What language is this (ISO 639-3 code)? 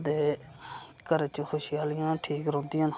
doi